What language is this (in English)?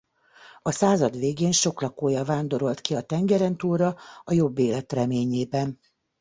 Hungarian